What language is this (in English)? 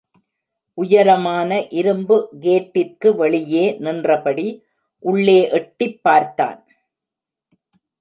Tamil